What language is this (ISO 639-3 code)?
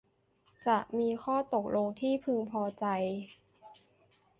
tha